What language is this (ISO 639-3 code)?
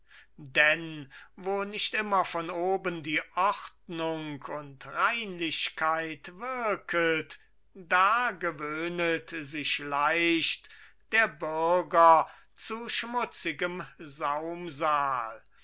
deu